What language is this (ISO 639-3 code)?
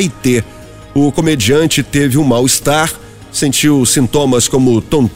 por